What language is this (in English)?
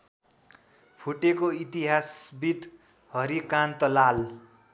Nepali